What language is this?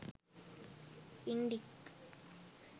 Sinhala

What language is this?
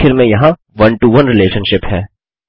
Hindi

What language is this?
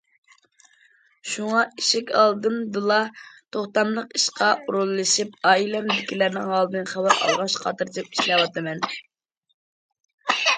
Uyghur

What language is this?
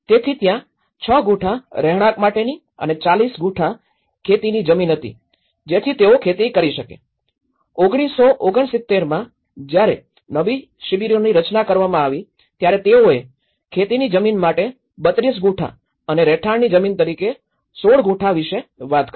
Gujarati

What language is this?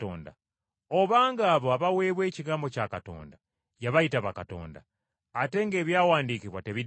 Ganda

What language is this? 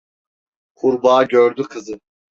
Turkish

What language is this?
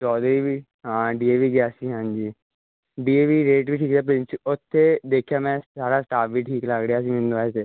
Punjabi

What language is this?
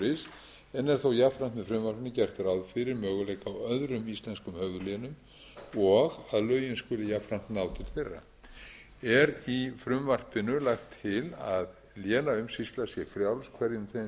Icelandic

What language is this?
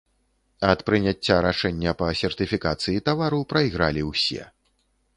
Belarusian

